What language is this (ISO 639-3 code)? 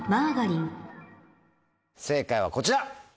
jpn